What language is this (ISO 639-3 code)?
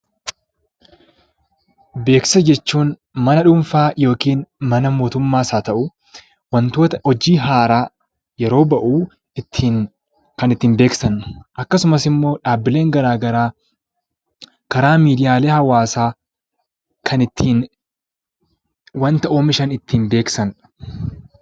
orm